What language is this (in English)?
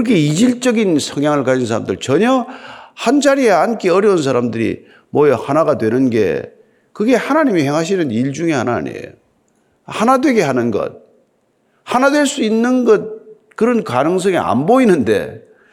Korean